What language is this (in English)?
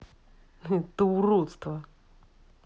Russian